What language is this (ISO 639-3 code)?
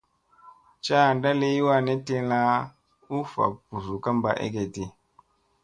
mse